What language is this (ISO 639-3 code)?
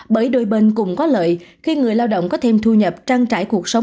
vie